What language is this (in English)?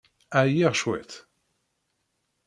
Kabyle